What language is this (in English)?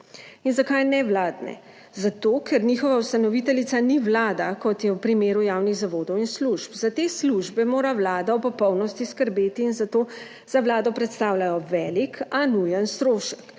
Slovenian